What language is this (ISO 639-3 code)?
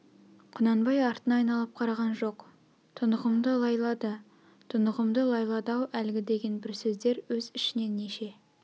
kaz